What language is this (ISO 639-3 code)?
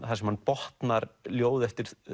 isl